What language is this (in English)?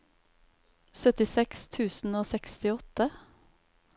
Norwegian